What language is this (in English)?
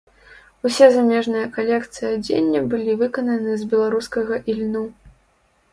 Belarusian